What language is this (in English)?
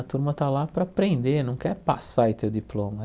Portuguese